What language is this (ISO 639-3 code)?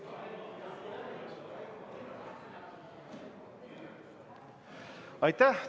est